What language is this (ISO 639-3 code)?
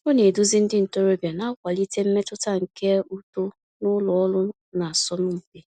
ibo